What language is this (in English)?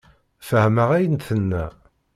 Kabyle